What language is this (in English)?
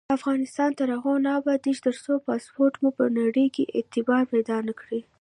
Pashto